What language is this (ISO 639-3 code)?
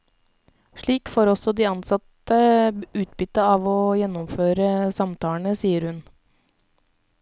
nor